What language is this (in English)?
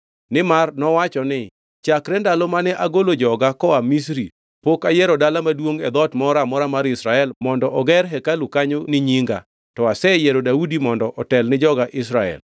Luo (Kenya and Tanzania)